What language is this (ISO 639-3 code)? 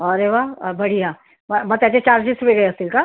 mar